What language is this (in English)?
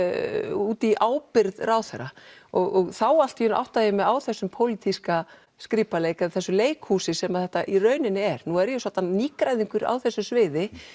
Icelandic